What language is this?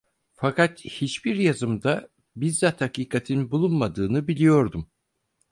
Turkish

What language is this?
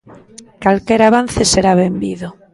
Galician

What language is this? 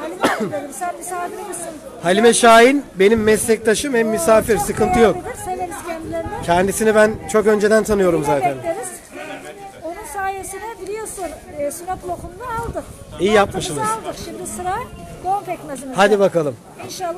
Turkish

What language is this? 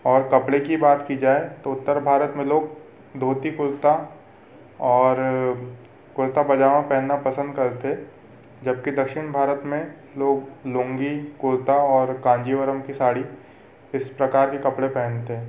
Hindi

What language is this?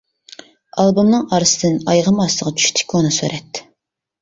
Uyghur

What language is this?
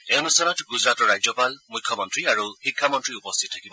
Assamese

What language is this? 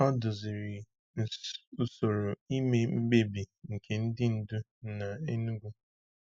Igbo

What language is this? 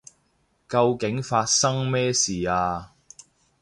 Cantonese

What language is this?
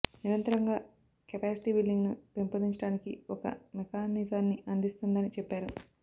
Telugu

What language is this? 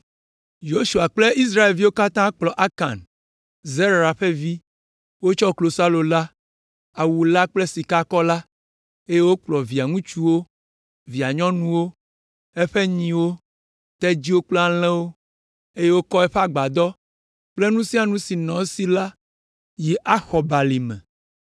Ewe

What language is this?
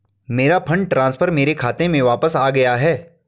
Hindi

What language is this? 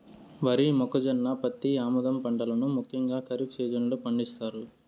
Telugu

